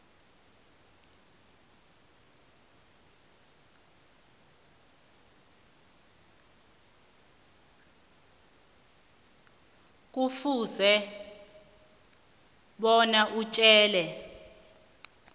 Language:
South Ndebele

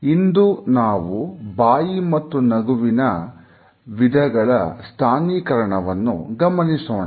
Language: Kannada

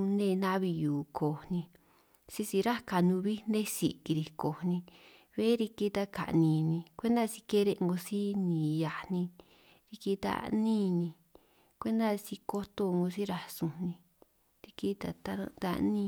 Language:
San Martín Itunyoso Triqui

